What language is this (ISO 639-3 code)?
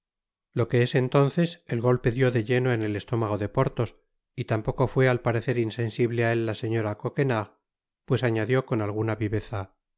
spa